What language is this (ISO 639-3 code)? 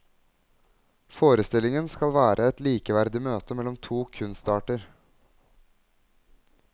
nor